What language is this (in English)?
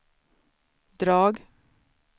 Swedish